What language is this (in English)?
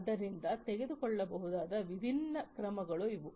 Kannada